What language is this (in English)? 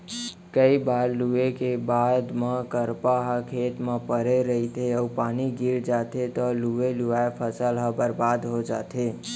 Chhattisgarhi